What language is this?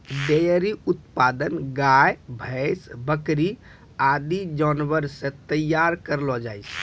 Maithili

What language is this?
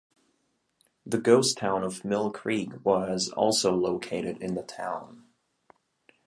English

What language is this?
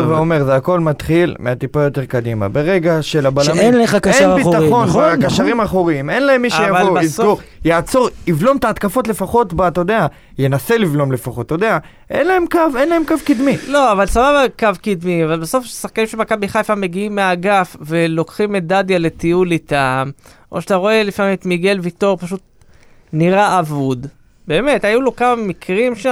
Hebrew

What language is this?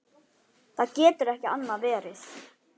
Icelandic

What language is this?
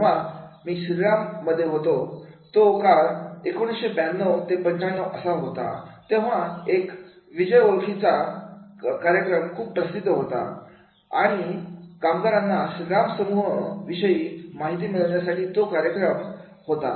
Marathi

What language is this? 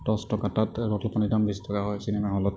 Assamese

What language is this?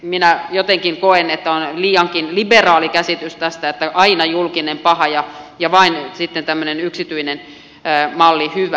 Finnish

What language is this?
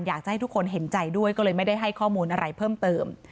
Thai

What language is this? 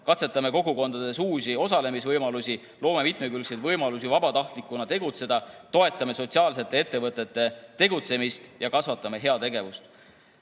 Estonian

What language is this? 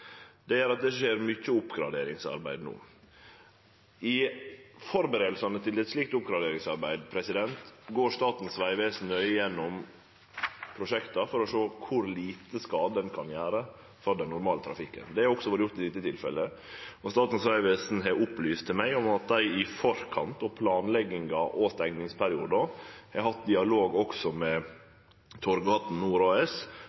Norwegian Nynorsk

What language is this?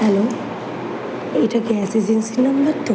Bangla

